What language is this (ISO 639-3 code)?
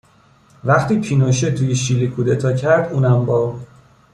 fas